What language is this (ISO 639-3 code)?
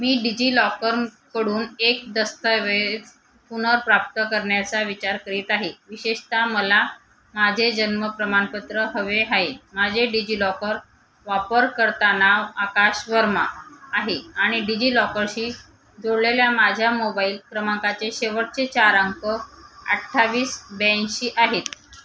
mar